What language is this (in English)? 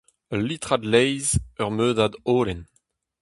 Breton